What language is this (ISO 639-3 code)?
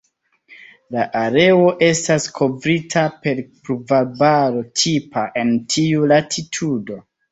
epo